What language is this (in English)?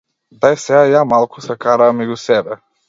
Macedonian